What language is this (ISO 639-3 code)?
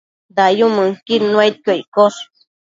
mcf